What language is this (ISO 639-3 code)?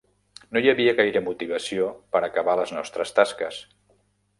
cat